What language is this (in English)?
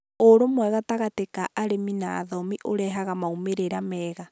Kikuyu